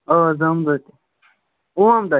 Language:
Kashmiri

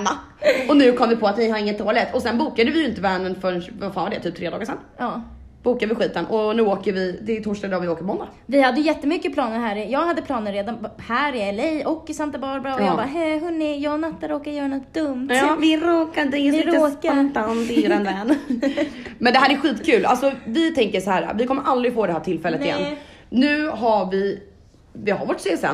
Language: Swedish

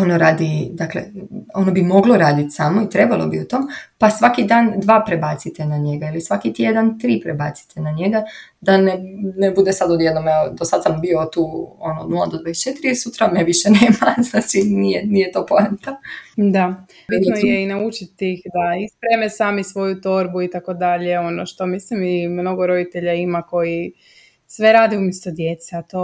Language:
Croatian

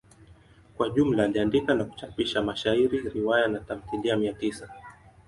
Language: Swahili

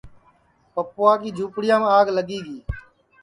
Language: Sansi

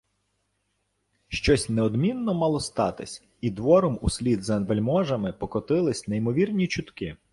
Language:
Ukrainian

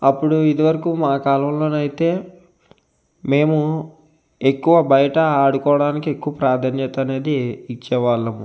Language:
Telugu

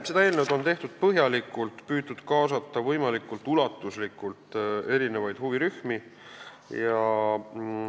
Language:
Estonian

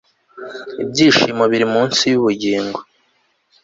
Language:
Kinyarwanda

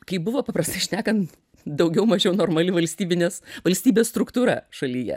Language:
Lithuanian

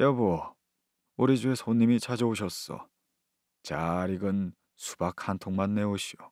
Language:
Korean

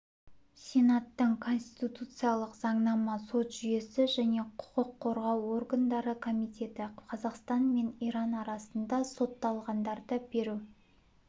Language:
Kazakh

